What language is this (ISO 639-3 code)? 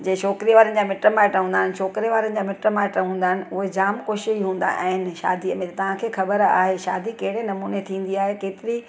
snd